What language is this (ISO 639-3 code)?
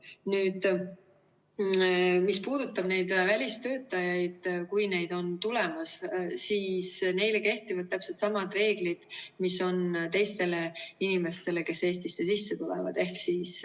est